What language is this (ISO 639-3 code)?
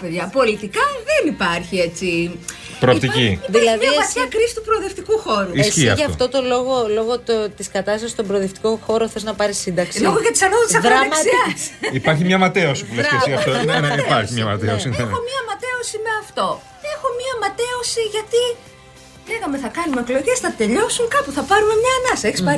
ell